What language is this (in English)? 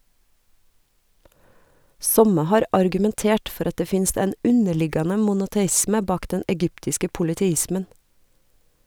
Norwegian